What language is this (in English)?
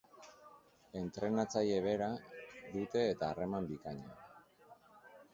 Basque